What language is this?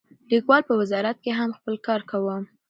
Pashto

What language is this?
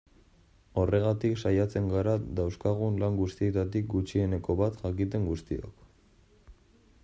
Basque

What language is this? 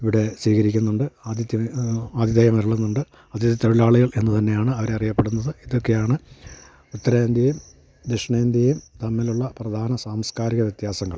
Malayalam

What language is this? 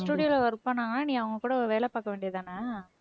Tamil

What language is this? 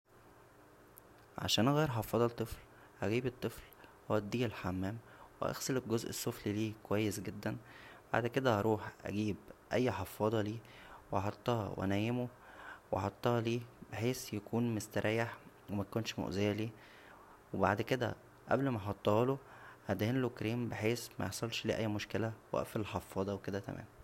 Egyptian Arabic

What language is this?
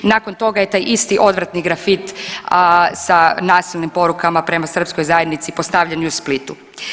Croatian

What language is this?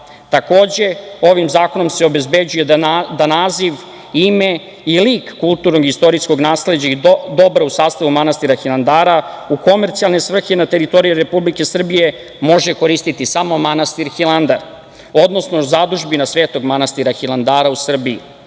Serbian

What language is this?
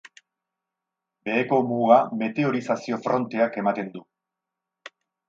Basque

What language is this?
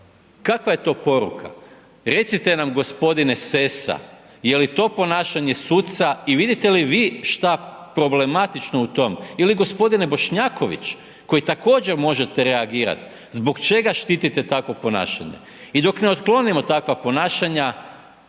Croatian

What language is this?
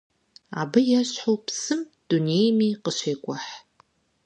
Kabardian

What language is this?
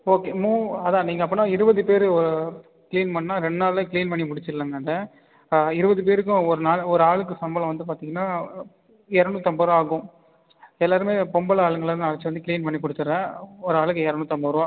Tamil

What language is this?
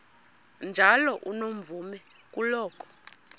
Xhosa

